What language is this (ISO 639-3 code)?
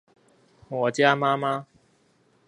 zho